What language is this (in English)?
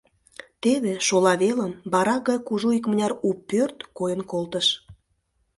Mari